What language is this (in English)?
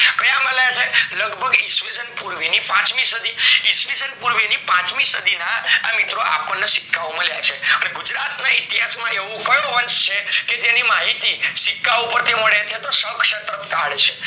Gujarati